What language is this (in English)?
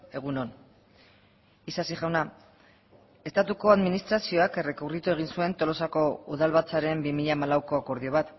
Basque